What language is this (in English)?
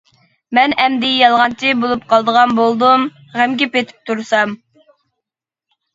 Uyghur